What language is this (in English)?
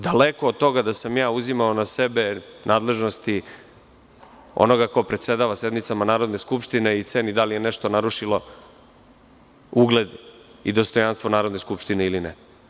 Serbian